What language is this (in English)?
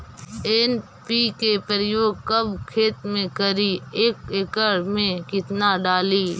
Magahi